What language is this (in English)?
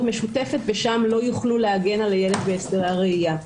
Hebrew